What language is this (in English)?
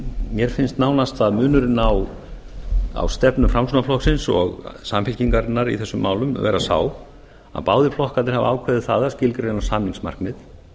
Icelandic